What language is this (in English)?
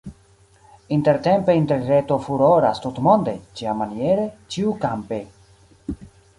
Esperanto